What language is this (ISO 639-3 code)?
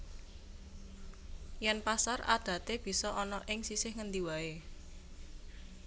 jav